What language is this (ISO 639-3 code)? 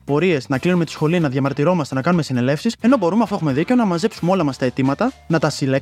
ell